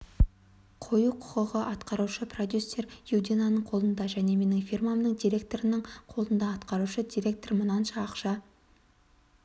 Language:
Kazakh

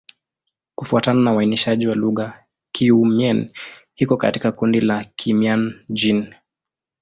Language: Swahili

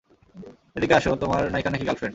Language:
Bangla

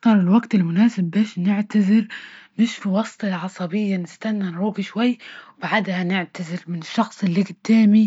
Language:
Libyan Arabic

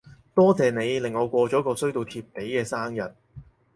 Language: Cantonese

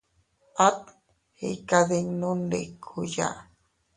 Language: Teutila Cuicatec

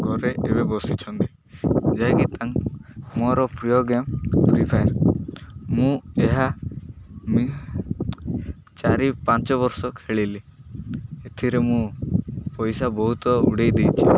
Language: Odia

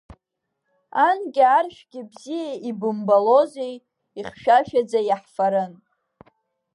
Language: Abkhazian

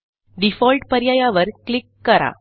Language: Marathi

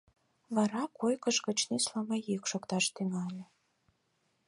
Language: Mari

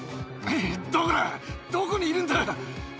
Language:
Japanese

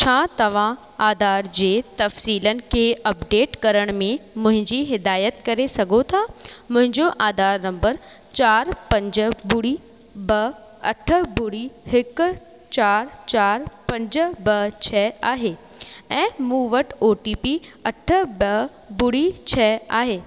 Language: Sindhi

